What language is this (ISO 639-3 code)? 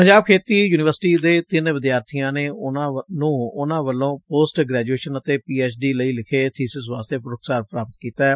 pan